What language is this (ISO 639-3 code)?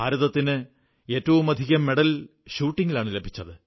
mal